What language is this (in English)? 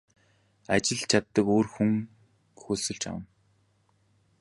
Mongolian